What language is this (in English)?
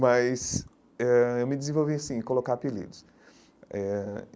Portuguese